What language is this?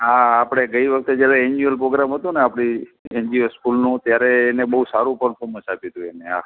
Gujarati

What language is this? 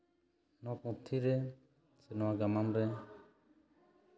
Santali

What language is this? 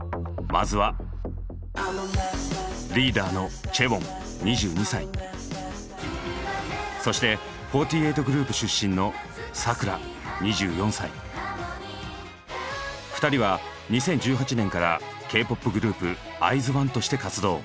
Japanese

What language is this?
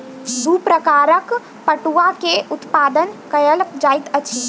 Maithili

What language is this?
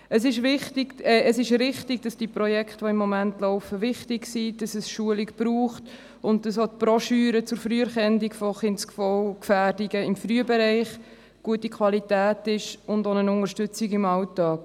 Swiss German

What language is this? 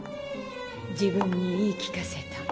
Japanese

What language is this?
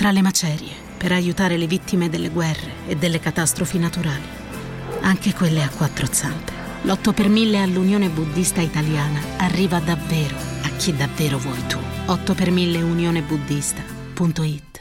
Italian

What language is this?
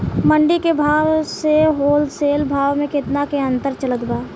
Bhojpuri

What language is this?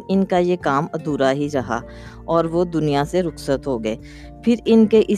Urdu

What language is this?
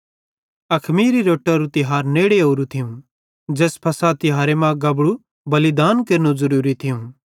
Bhadrawahi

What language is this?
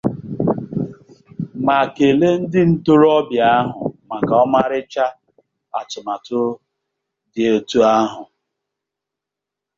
Igbo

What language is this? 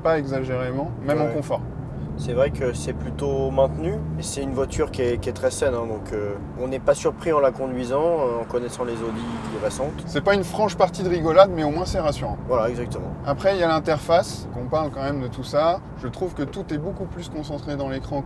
French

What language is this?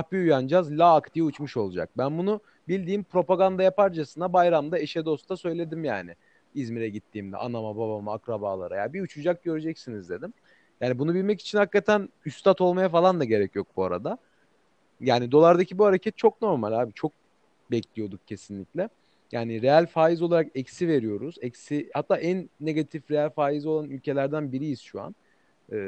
Turkish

